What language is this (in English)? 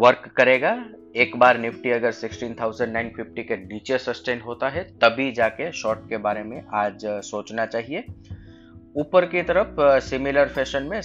Hindi